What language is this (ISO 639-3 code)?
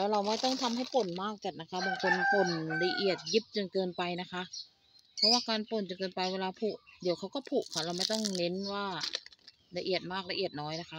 tha